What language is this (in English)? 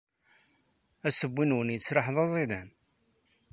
Kabyle